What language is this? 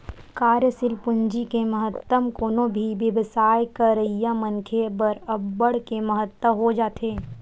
Chhattisgarhi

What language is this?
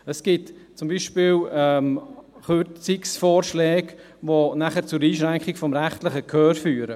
Swiss German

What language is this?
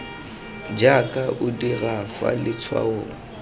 Tswana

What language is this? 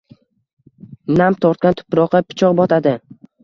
Uzbek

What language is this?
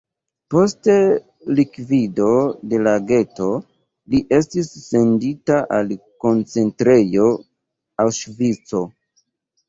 Esperanto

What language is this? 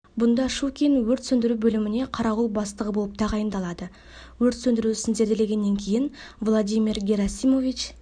Kazakh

